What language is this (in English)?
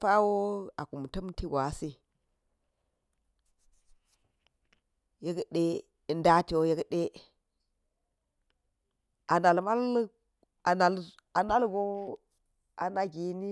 Geji